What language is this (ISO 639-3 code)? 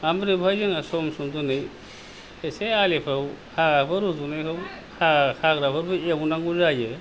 brx